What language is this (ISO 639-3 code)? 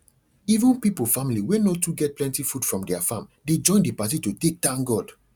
pcm